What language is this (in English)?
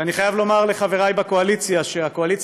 Hebrew